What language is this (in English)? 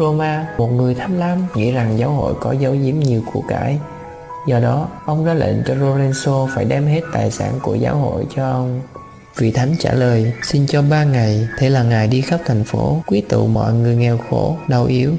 Vietnamese